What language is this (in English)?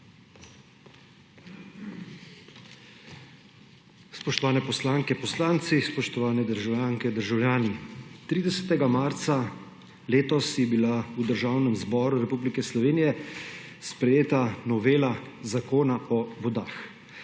Slovenian